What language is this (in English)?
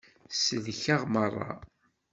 Kabyle